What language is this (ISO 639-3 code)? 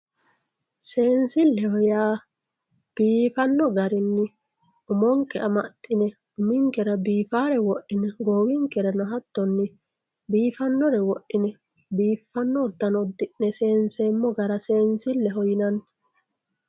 sid